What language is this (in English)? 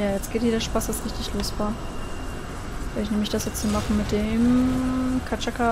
German